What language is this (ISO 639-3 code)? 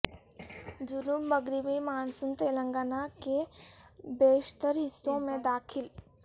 urd